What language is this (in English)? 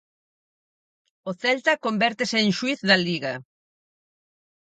Galician